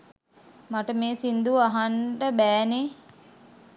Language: Sinhala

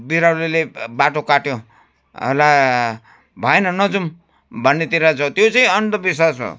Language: Nepali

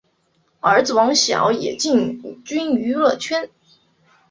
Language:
Chinese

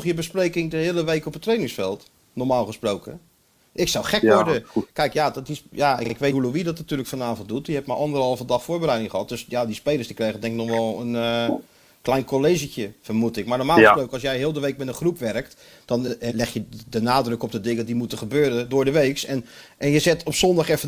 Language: Dutch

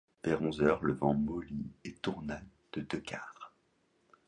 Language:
French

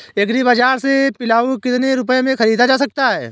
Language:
Hindi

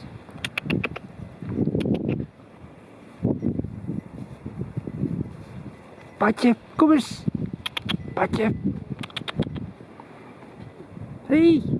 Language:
Dutch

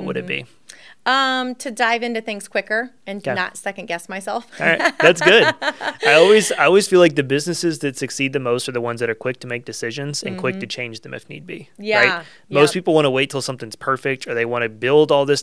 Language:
English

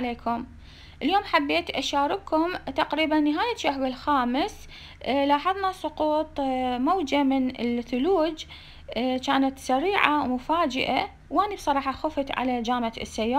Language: Arabic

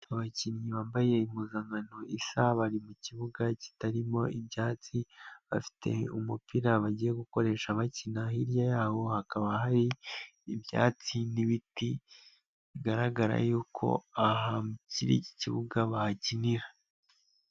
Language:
Kinyarwanda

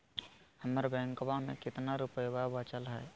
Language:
Magahi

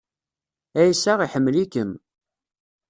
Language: Kabyle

